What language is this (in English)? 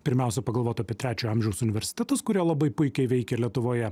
Lithuanian